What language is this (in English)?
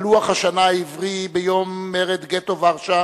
Hebrew